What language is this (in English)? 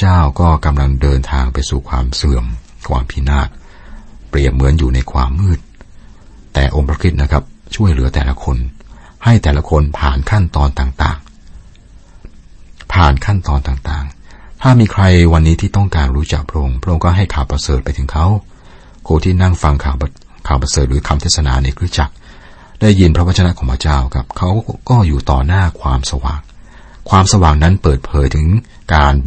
Thai